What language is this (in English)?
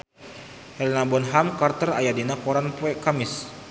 Sundanese